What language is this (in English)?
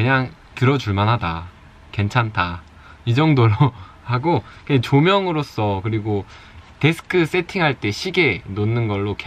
Korean